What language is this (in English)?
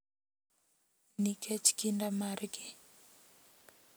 Luo (Kenya and Tanzania)